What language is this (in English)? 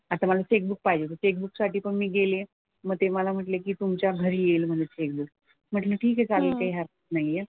Marathi